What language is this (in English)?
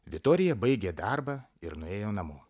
Lithuanian